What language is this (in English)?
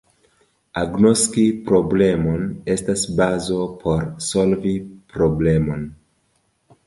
Esperanto